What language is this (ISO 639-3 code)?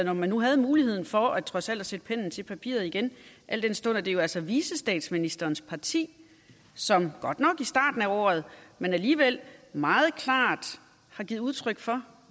dan